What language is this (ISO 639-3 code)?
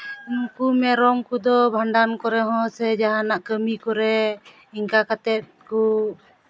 sat